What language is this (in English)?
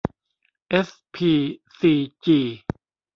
Thai